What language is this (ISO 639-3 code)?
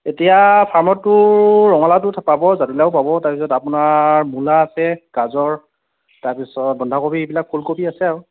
asm